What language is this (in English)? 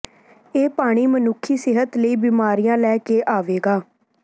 Punjabi